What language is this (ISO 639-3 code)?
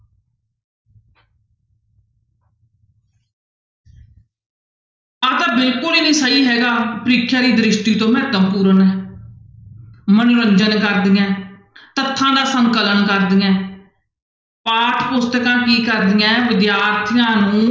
pan